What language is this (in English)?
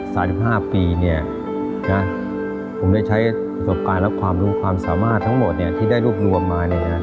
Thai